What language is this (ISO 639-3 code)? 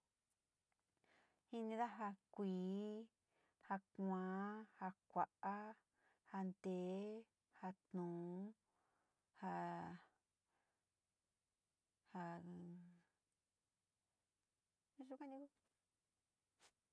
xti